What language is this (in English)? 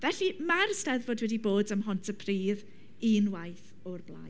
Welsh